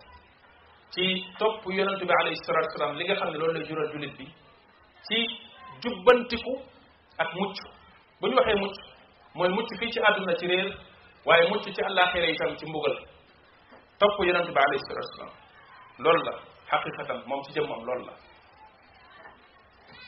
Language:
Indonesian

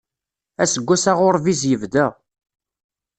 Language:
Kabyle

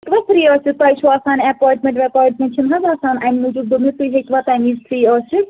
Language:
Kashmiri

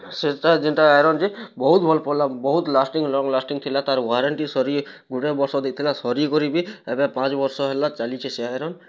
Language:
Odia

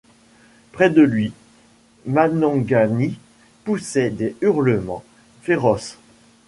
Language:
French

